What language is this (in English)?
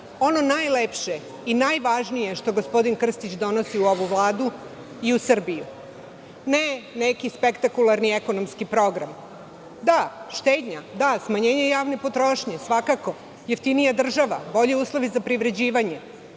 Serbian